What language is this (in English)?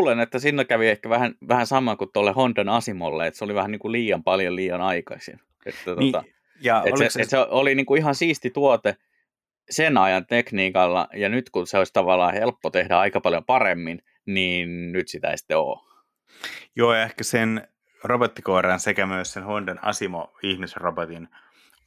Finnish